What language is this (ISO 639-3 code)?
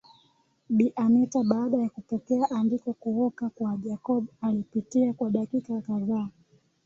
swa